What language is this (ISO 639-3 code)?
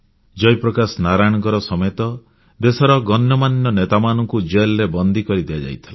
ori